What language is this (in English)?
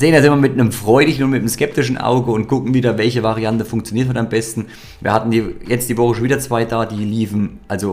German